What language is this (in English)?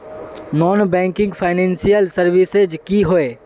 Magahi